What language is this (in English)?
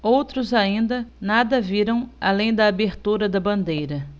Portuguese